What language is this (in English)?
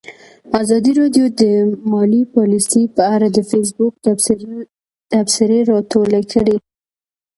Pashto